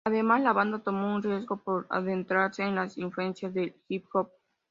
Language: Spanish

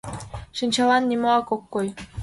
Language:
Mari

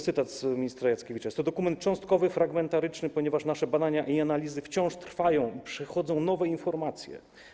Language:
Polish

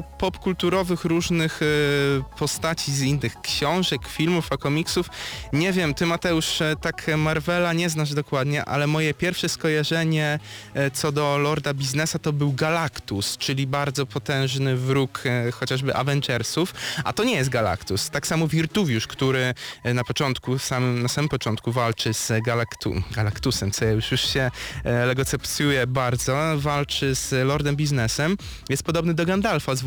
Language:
Polish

